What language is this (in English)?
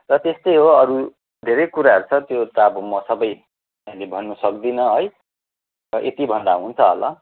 Nepali